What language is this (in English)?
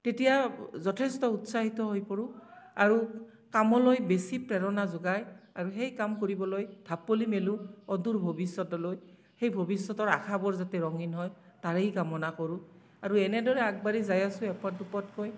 Assamese